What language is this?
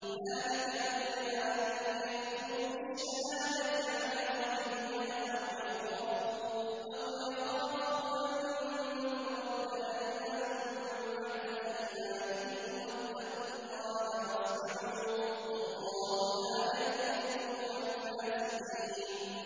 Arabic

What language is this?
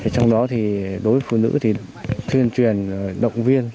Vietnamese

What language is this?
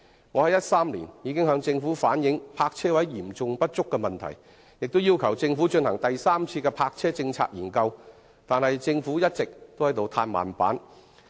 Cantonese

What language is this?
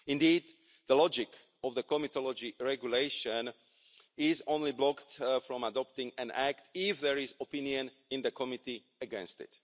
English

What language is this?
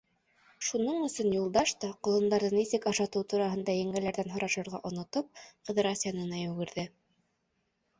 Bashkir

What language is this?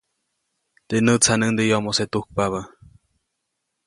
Copainalá Zoque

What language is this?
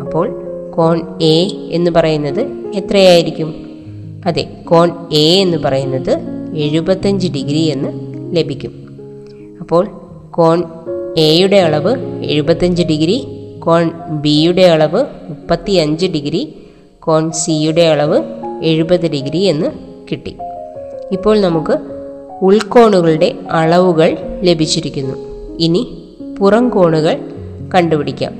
Malayalam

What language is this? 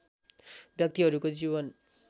Nepali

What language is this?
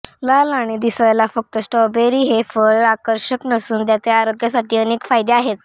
Marathi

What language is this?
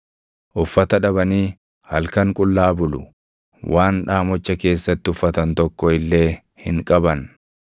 Oromo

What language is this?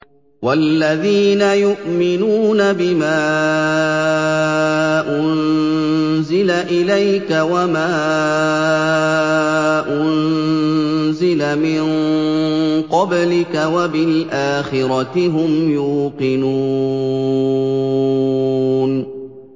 Arabic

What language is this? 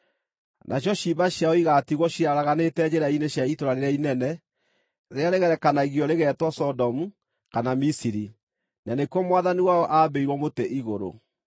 Kikuyu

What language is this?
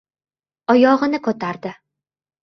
Uzbek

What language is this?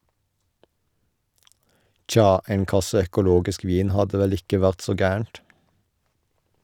Norwegian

